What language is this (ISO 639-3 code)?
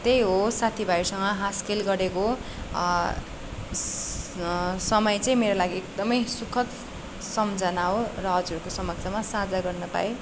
nep